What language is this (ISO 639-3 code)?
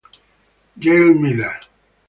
ita